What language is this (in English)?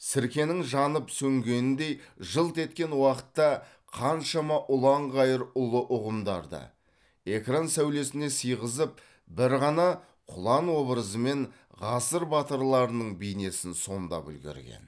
Kazakh